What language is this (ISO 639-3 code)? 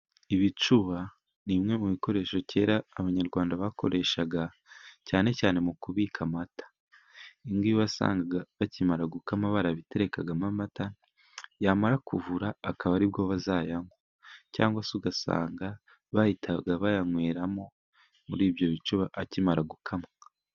kin